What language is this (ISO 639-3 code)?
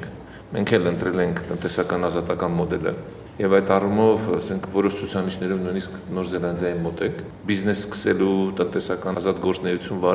ron